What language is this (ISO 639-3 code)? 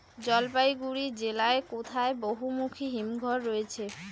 ben